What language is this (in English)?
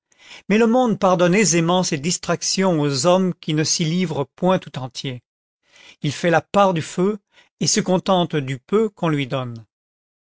French